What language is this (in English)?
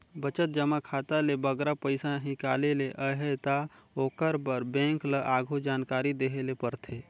Chhattisgarhi